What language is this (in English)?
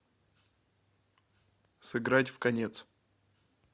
Russian